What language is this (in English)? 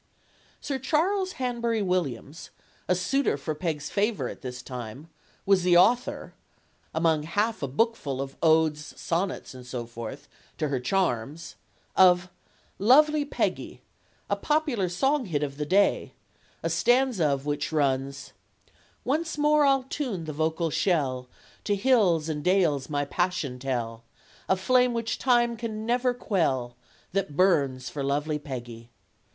English